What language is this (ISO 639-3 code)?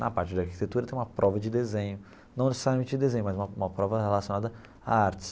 por